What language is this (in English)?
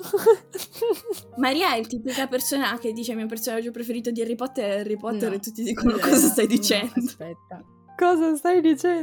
Italian